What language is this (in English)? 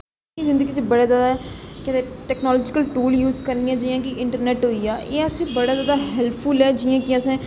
Dogri